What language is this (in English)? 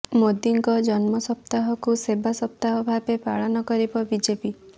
Odia